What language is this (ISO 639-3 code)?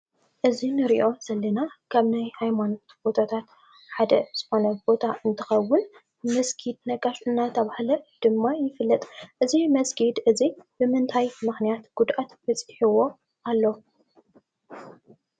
tir